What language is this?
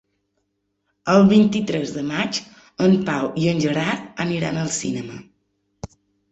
Catalan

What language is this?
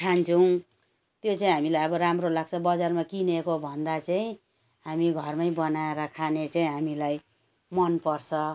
Nepali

